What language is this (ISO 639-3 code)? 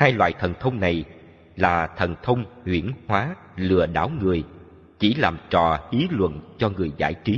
vie